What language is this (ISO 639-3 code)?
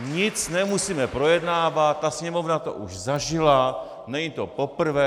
ces